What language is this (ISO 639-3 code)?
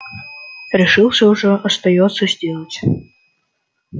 rus